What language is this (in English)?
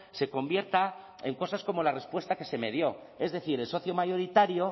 Spanish